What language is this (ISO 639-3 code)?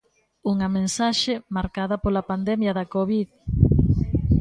glg